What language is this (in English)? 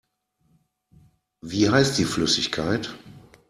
German